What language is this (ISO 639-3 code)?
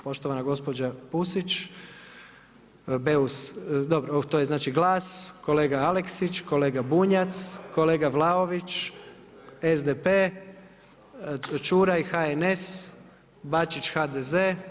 hrv